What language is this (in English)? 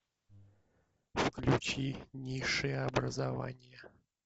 Russian